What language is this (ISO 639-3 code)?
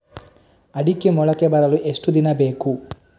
kan